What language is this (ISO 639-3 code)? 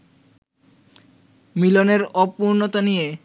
ben